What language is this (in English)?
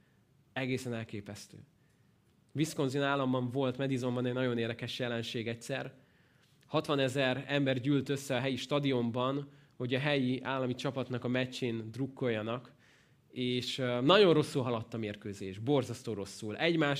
Hungarian